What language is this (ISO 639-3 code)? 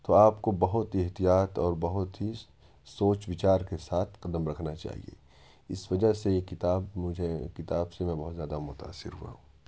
urd